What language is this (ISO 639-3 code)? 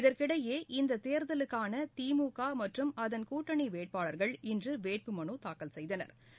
tam